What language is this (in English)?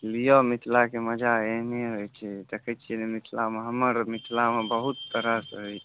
Maithili